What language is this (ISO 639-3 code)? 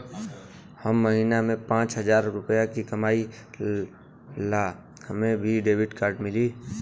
bho